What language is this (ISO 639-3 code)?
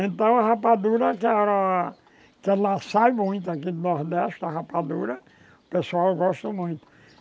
por